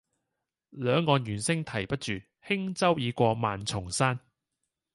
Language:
Cantonese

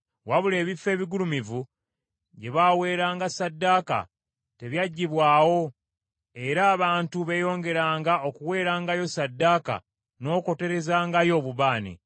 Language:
Ganda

